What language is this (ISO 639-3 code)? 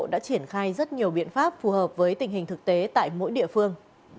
vie